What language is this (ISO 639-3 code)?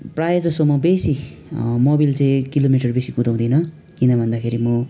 nep